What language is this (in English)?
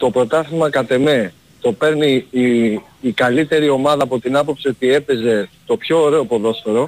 Greek